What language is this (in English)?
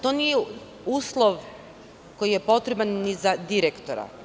Serbian